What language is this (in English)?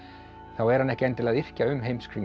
Icelandic